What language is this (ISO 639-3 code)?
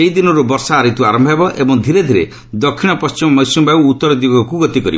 ori